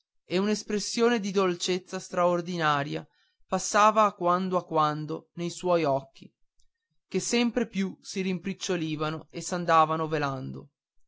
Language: Italian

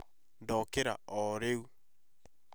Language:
Kikuyu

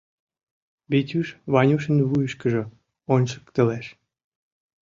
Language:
Mari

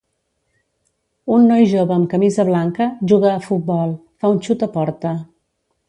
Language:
Catalan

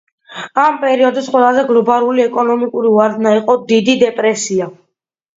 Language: Georgian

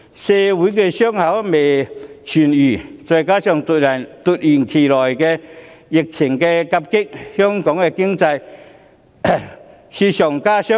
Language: Cantonese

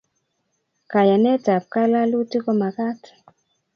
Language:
Kalenjin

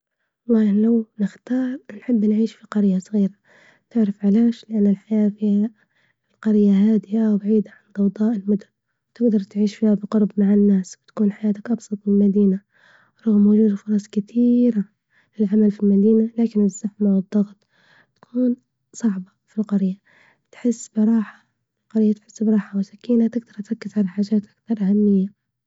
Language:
Libyan Arabic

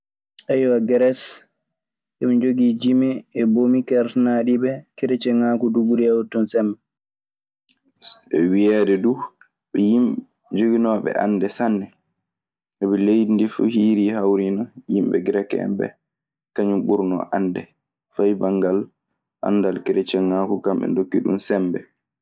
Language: Maasina Fulfulde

